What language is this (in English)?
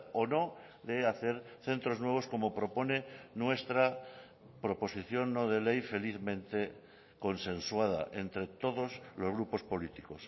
Spanish